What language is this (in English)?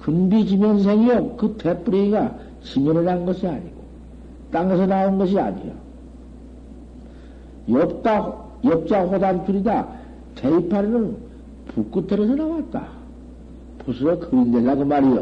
Korean